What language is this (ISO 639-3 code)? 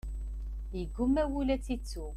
kab